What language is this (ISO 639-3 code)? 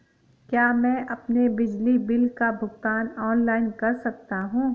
hin